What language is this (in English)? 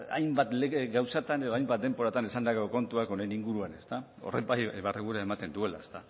Basque